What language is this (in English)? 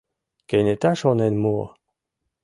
Mari